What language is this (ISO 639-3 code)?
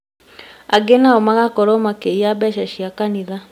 kik